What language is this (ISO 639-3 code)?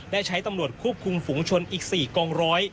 tha